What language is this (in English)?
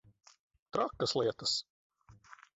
Latvian